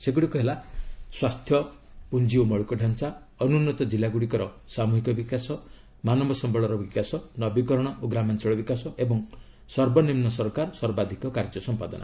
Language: Odia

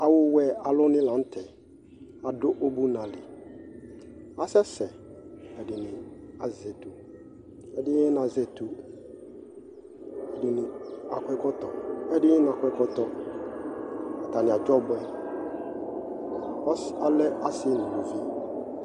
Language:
Ikposo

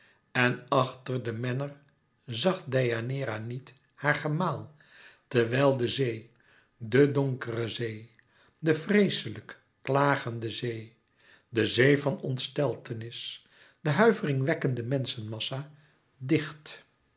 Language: Dutch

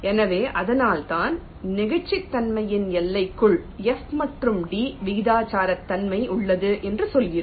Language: Tamil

